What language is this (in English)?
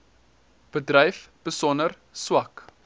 Afrikaans